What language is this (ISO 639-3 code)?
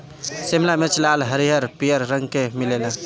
bho